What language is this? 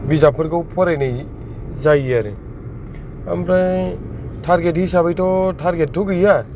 Bodo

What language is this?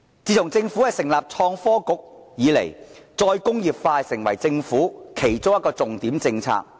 Cantonese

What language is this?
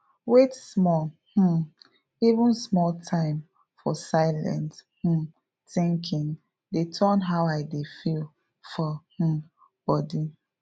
Nigerian Pidgin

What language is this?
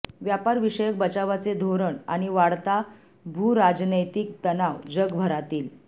Marathi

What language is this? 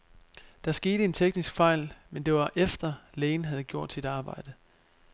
Danish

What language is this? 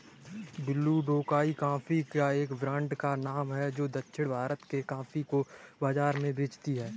Hindi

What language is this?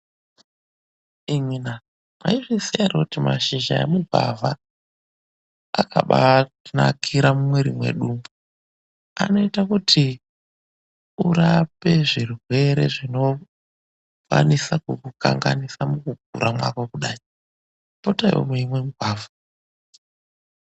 Ndau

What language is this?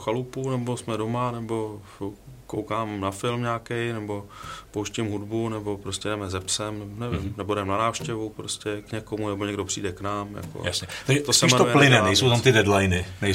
Czech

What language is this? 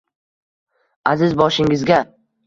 Uzbek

